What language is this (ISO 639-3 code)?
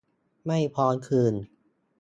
tha